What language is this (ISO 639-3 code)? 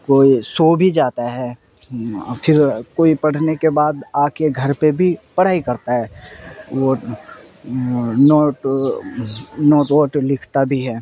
urd